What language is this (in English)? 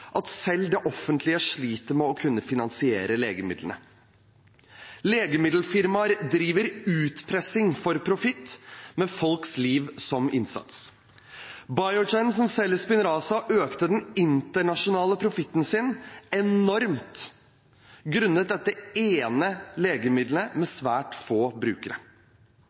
Norwegian Bokmål